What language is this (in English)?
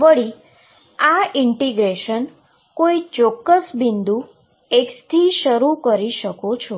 Gujarati